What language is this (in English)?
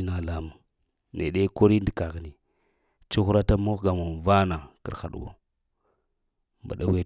Lamang